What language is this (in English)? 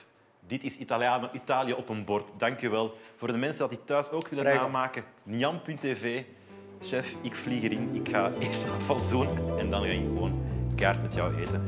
Dutch